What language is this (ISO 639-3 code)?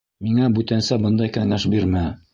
bak